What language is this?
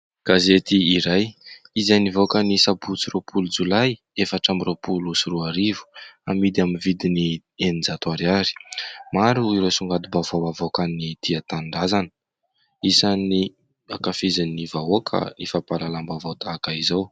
Malagasy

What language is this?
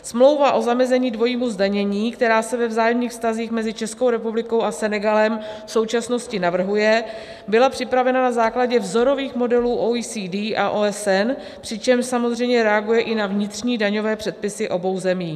Czech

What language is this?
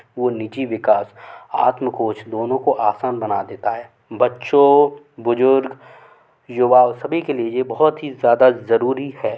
Hindi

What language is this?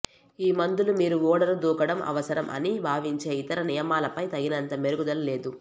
Telugu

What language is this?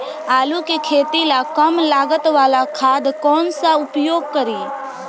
Bhojpuri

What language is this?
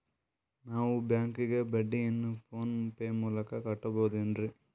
Kannada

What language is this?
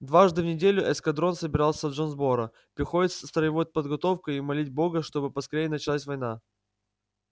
Russian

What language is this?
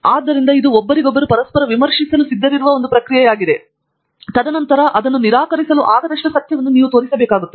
Kannada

